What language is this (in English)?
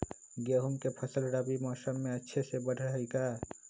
Magahi